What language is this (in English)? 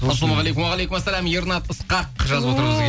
Kazakh